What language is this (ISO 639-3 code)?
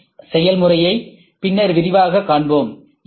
tam